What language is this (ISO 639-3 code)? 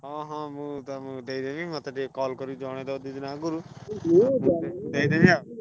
ori